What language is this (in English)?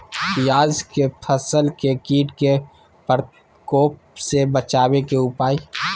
Magahi